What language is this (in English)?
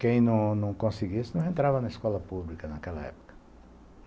Portuguese